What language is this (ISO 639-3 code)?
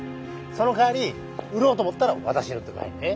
jpn